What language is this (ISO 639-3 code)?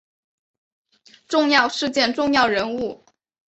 zho